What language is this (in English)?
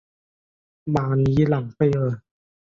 Chinese